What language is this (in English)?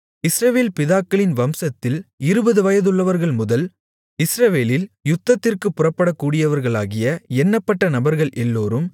Tamil